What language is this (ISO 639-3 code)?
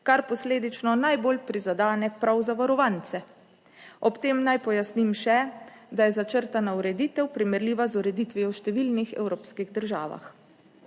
slv